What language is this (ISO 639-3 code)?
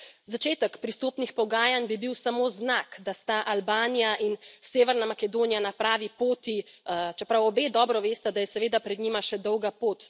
slv